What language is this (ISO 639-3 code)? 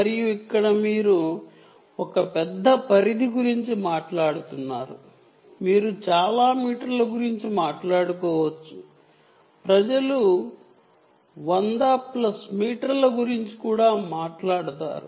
tel